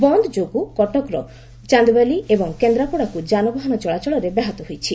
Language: Odia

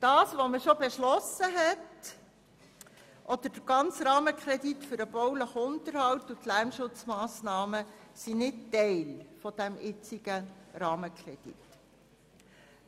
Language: Swiss German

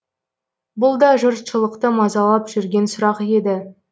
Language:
Kazakh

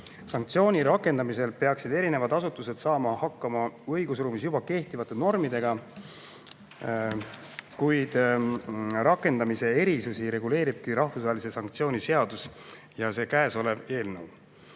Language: Estonian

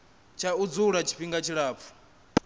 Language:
Venda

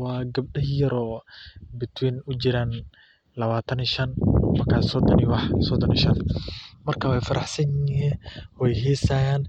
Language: Somali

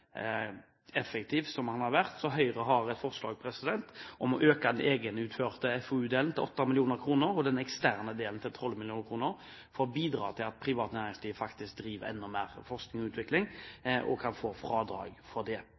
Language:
Norwegian Bokmål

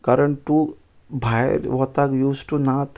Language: Konkani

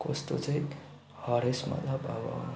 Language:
Nepali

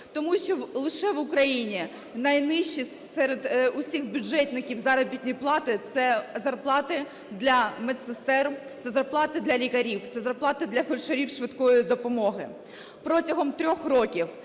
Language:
Ukrainian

